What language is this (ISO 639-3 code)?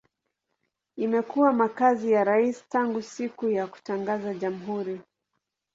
swa